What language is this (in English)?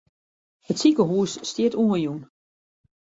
Western Frisian